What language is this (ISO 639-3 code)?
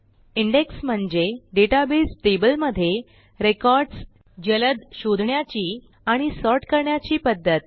mar